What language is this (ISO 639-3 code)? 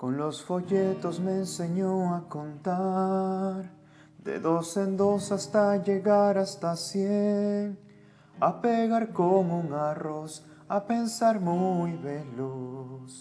spa